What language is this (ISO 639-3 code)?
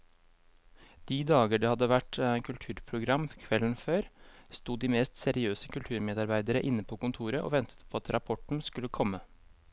nor